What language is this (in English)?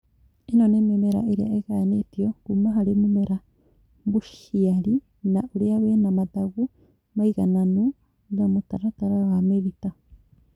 Kikuyu